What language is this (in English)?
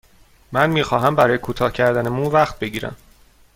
Persian